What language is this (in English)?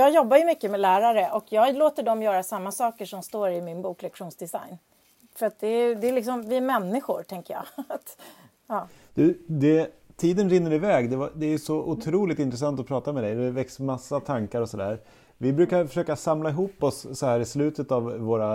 Swedish